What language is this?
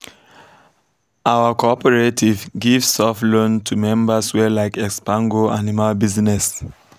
Nigerian Pidgin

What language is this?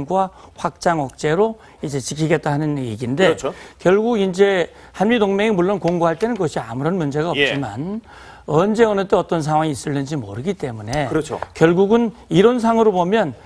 Korean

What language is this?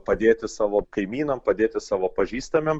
Lithuanian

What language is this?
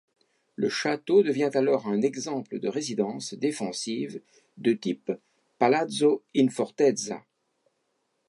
French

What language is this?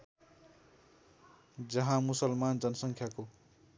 Nepali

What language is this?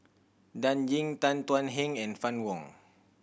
English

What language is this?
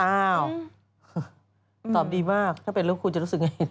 Thai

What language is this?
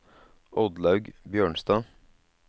Norwegian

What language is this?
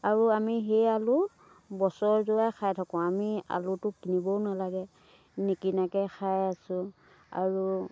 Assamese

